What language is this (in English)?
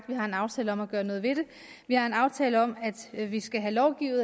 Danish